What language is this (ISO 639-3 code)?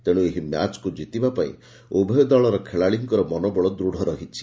ori